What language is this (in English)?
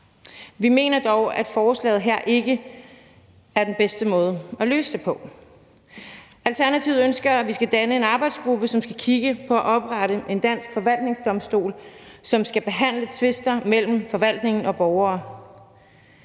Danish